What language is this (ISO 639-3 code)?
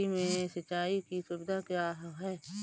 hin